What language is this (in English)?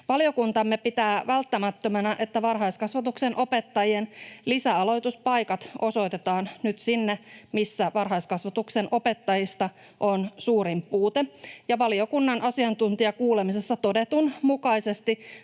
Finnish